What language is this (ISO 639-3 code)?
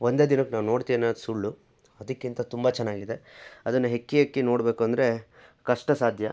kan